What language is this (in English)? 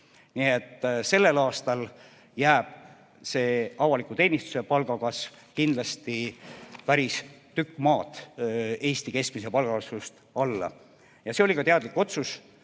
Estonian